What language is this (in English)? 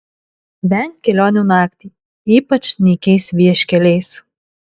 Lithuanian